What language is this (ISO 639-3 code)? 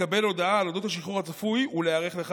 heb